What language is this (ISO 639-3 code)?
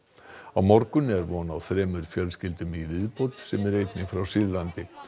isl